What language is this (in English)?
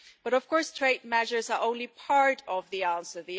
English